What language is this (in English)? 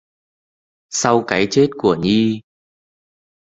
Vietnamese